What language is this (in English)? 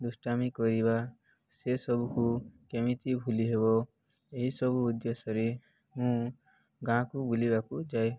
Odia